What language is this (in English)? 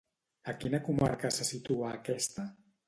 Catalan